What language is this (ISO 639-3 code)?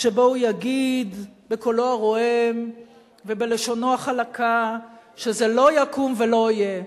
heb